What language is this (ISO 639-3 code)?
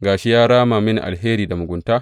hau